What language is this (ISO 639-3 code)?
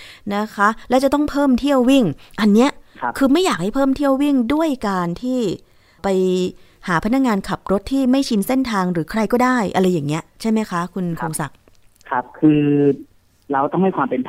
tha